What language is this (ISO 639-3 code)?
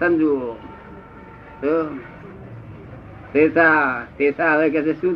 guj